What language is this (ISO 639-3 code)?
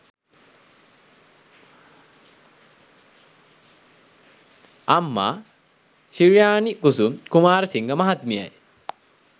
sin